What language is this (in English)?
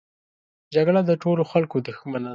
Pashto